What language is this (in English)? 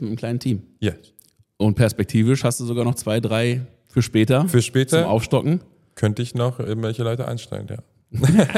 German